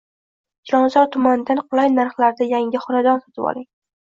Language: Uzbek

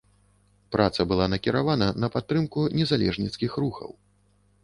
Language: Belarusian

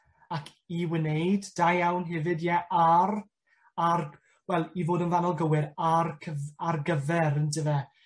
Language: Welsh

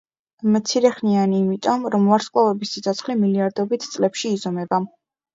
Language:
Georgian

